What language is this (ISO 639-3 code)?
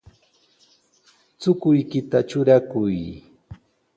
qws